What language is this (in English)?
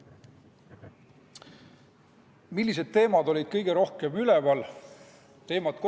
Estonian